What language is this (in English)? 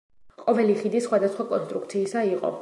Georgian